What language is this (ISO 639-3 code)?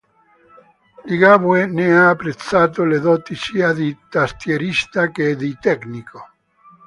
ita